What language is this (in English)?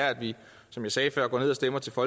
Danish